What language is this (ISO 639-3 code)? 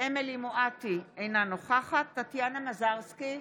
heb